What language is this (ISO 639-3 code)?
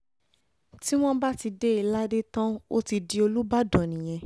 yor